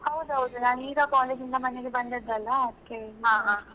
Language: Kannada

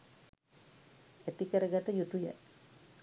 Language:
Sinhala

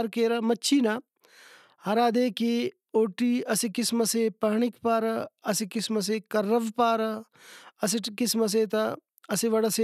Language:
Brahui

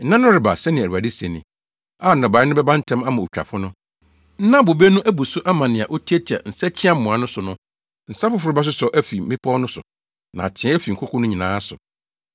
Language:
Akan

